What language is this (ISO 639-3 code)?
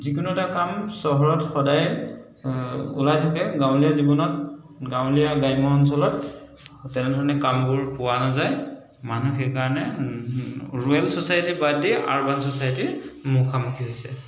asm